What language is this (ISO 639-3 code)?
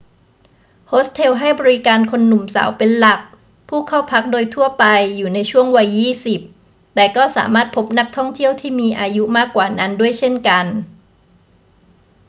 tha